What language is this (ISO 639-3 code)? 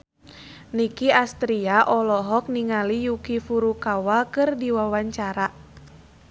sun